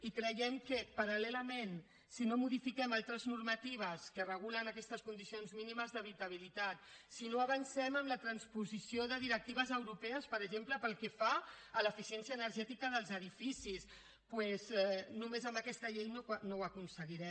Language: Catalan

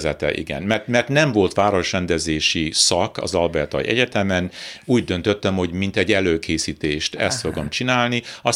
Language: Hungarian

